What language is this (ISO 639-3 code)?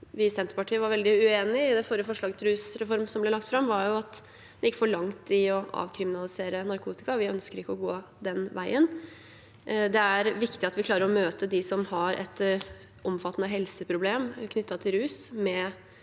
nor